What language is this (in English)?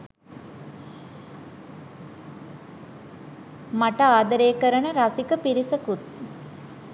Sinhala